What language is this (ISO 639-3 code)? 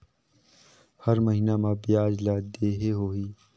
hne